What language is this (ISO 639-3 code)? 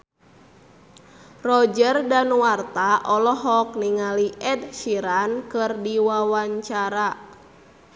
sun